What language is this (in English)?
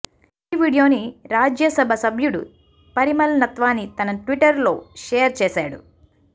Telugu